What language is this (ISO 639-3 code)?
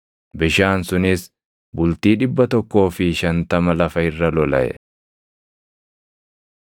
orm